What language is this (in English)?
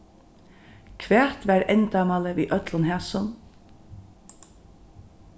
Faroese